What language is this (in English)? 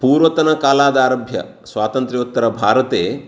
Sanskrit